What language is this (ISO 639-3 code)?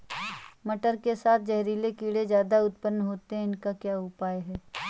hin